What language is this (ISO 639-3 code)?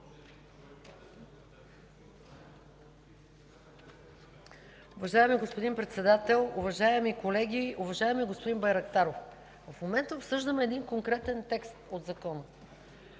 bul